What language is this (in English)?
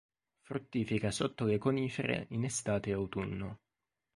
Italian